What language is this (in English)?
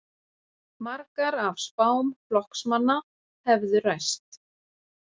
Icelandic